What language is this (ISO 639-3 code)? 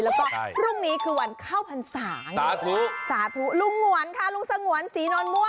tha